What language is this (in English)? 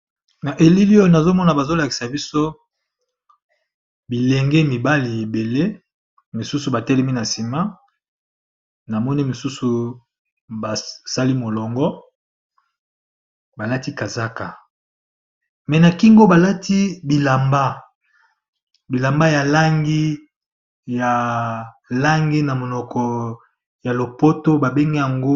Lingala